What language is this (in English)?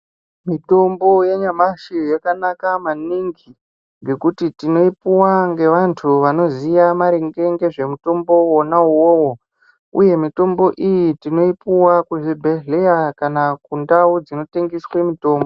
Ndau